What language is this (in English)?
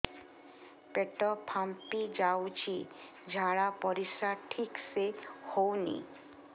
Odia